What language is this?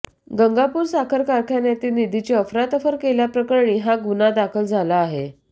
Marathi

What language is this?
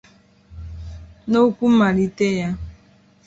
Igbo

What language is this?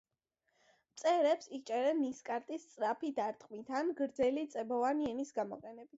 Georgian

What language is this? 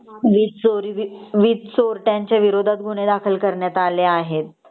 Marathi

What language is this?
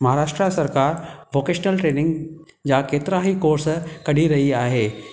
Sindhi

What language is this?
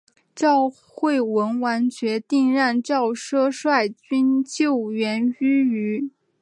Chinese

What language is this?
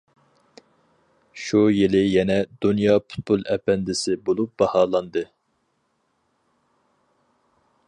Uyghur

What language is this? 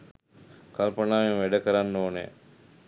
Sinhala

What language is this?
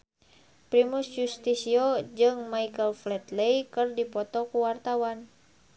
Sundanese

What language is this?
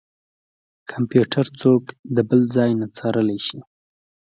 Pashto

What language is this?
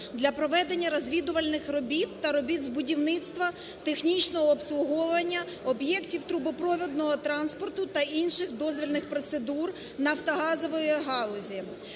Ukrainian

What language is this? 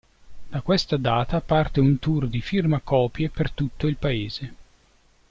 Italian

